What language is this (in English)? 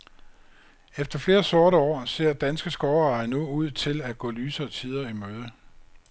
Danish